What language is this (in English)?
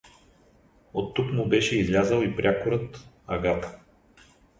Bulgarian